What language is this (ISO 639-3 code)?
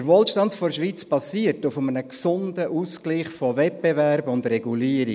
gsw